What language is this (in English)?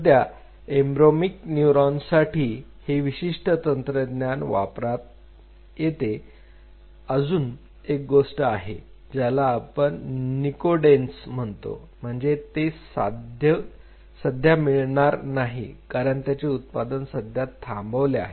Marathi